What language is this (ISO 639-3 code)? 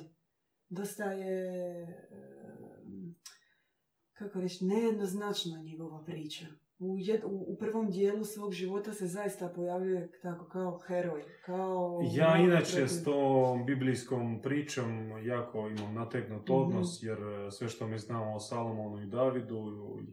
hrv